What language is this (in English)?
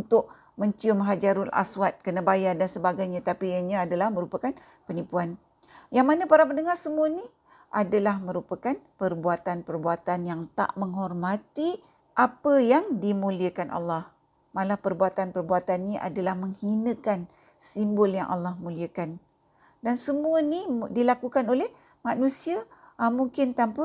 Malay